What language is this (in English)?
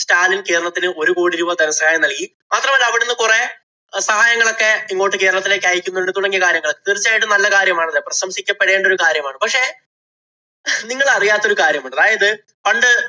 Malayalam